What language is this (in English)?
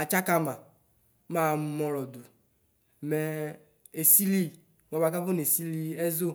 Ikposo